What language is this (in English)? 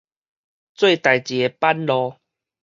Min Nan Chinese